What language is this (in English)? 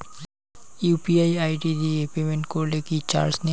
Bangla